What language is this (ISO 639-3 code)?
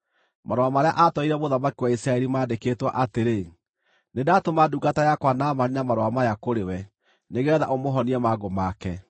kik